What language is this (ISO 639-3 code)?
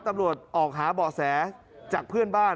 tha